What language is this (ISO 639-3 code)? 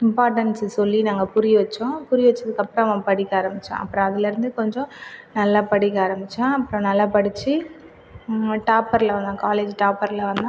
tam